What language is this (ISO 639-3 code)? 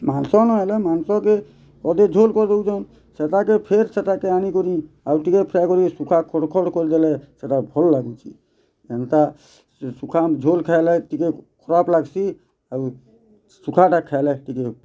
ori